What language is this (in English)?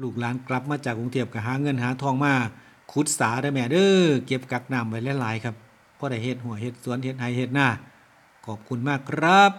Thai